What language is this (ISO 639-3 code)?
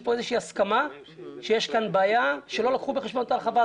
heb